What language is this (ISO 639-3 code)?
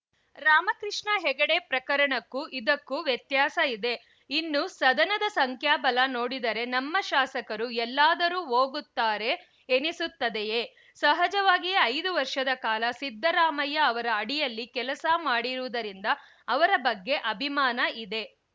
kan